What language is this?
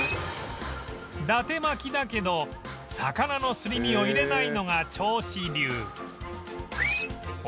Japanese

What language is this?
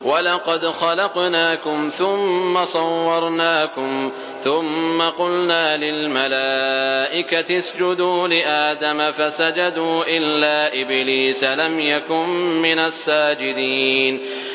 Arabic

